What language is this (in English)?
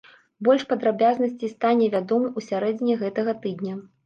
Belarusian